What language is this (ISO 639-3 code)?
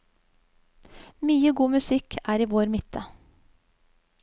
nor